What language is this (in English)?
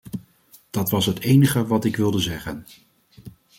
Dutch